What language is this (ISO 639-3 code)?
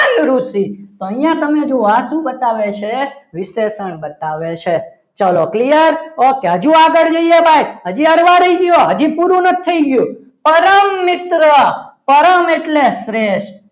guj